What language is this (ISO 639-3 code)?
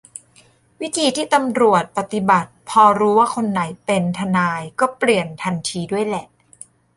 tha